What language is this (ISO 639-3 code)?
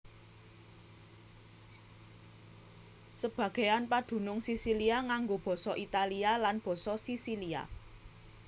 jav